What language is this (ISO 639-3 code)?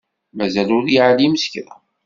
kab